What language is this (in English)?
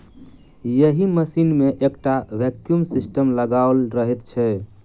Maithili